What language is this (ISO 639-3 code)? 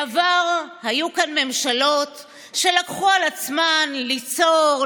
heb